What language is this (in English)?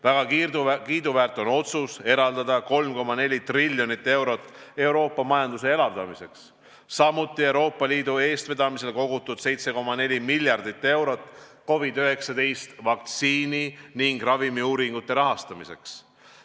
Estonian